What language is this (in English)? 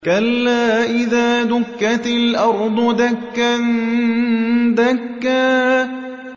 Arabic